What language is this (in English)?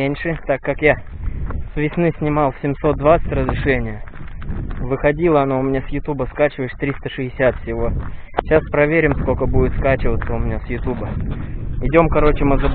Russian